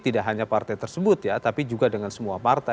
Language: Indonesian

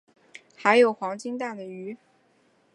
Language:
Chinese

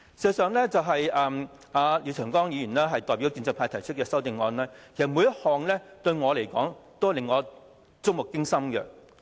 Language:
Cantonese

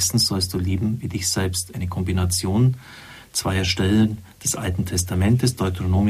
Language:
German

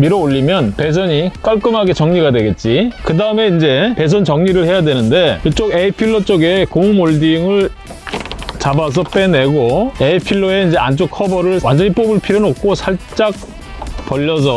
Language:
Korean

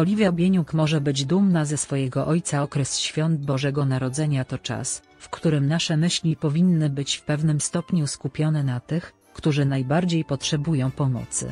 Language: Polish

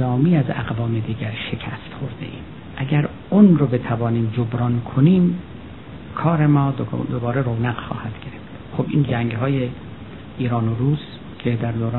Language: Persian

